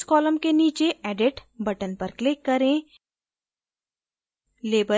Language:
Hindi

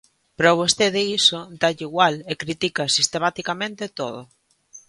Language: Galician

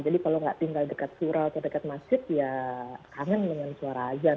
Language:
Indonesian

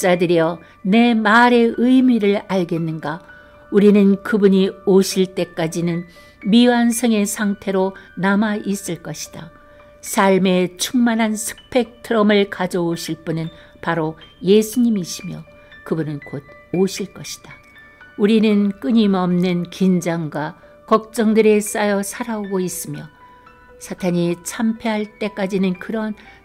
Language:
Korean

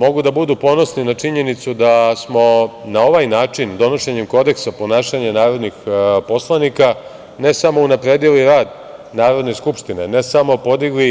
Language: Serbian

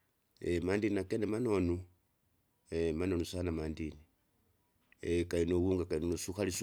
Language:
Kinga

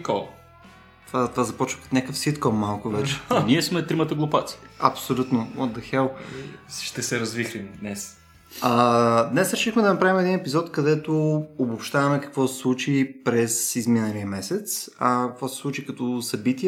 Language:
Bulgarian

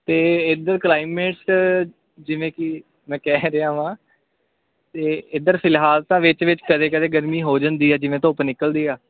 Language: Punjabi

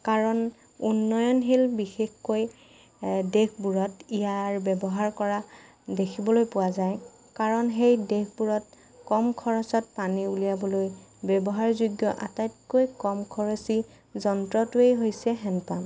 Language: Assamese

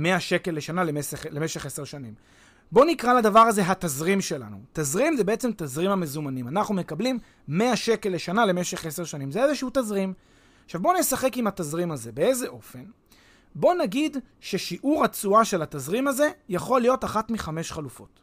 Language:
Hebrew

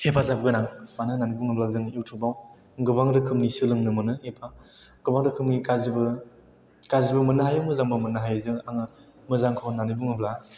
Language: Bodo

